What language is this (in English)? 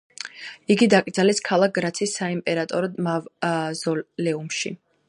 Georgian